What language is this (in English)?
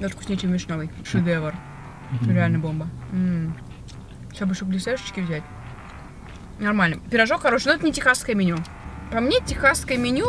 Russian